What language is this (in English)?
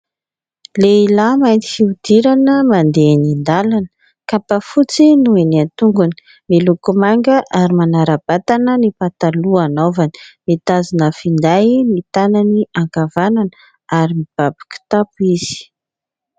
Malagasy